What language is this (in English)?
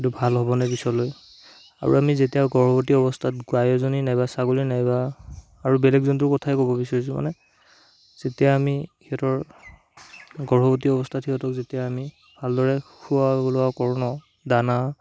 Assamese